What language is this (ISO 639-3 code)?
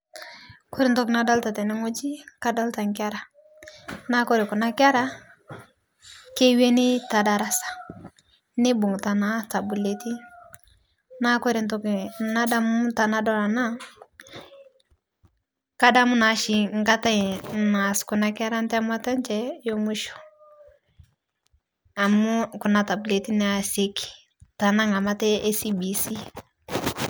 mas